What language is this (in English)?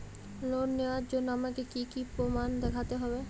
Bangla